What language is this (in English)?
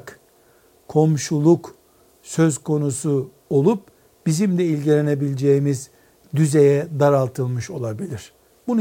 Turkish